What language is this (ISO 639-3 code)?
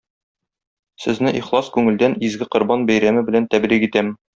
tat